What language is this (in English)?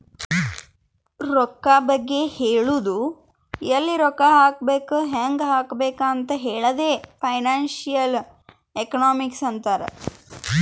Kannada